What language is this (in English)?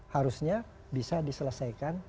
Indonesian